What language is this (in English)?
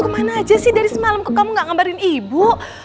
Indonesian